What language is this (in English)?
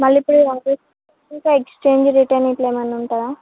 Telugu